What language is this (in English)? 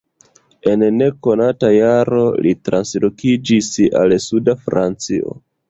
Esperanto